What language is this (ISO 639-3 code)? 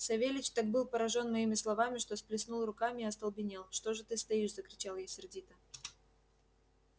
rus